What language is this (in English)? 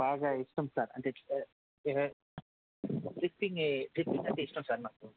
Telugu